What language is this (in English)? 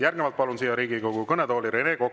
Estonian